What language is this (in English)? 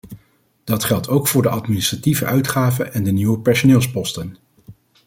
Dutch